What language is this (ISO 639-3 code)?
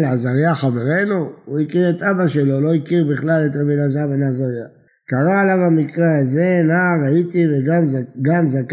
heb